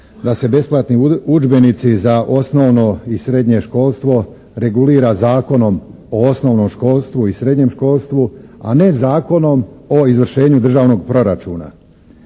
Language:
Croatian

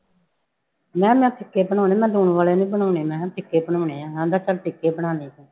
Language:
Punjabi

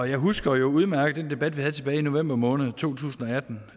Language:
Danish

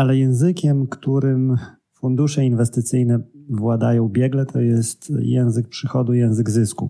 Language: Polish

